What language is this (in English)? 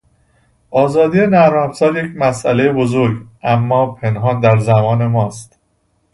Persian